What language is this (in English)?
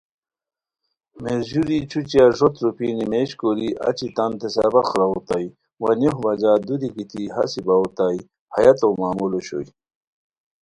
Khowar